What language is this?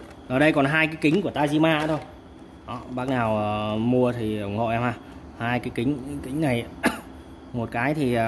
Vietnamese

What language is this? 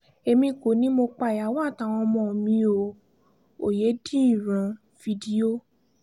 Yoruba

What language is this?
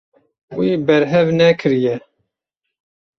Kurdish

